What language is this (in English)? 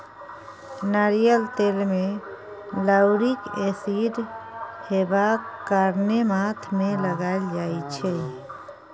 Maithili